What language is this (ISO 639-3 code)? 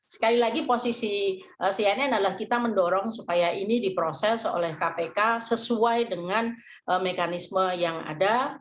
ind